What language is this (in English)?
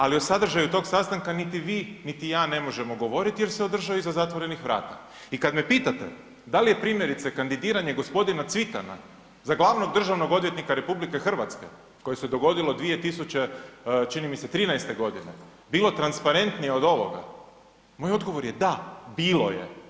Croatian